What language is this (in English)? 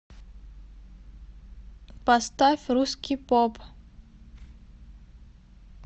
Russian